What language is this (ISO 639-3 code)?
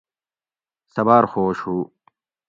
gwc